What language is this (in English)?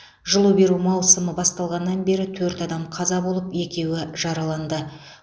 Kazakh